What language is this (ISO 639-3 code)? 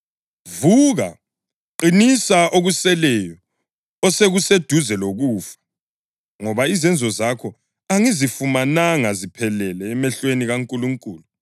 nde